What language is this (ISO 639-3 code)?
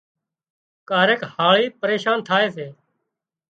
kxp